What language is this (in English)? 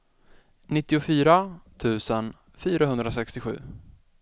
Swedish